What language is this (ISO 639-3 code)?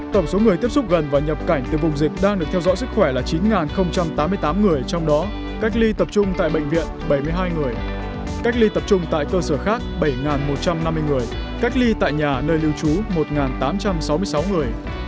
vie